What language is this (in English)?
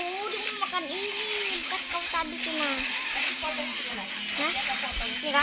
Indonesian